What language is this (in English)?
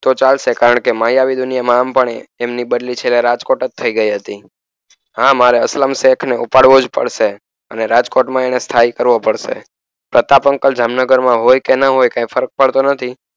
Gujarati